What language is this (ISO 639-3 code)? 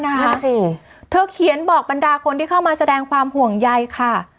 tha